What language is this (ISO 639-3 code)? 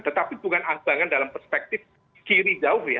ind